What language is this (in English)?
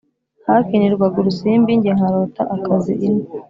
Kinyarwanda